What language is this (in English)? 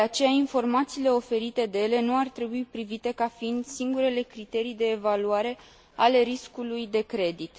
Romanian